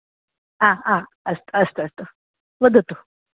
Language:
Sanskrit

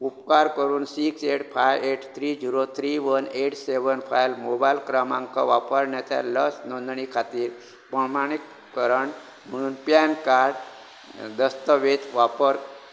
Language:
Konkani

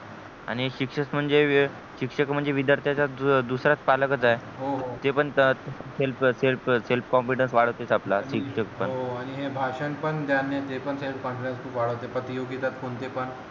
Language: Marathi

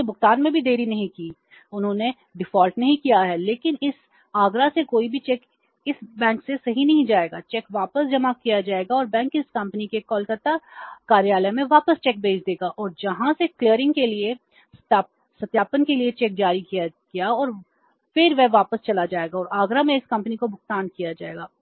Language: Hindi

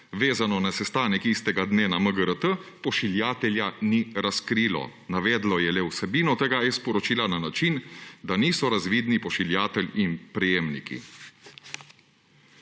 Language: Slovenian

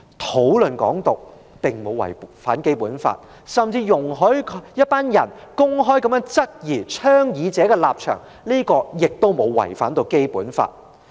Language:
Cantonese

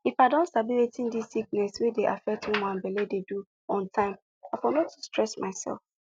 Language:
Nigerian Pidgin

